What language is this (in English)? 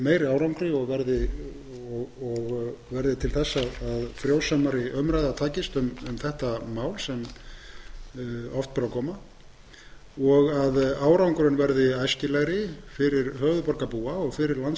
Icelandic